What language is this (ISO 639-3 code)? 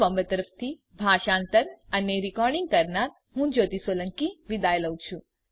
guj